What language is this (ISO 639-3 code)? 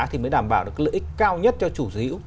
vie